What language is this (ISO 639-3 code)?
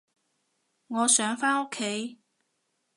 yue